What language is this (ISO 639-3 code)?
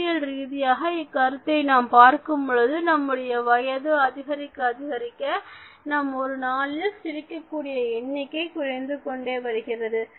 tam